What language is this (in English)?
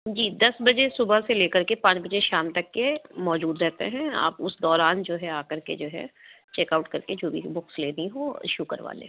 Urdu